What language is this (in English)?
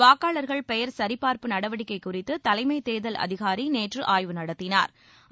Tamil